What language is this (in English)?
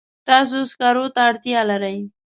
Pashto